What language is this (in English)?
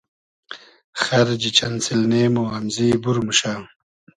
Hazaragi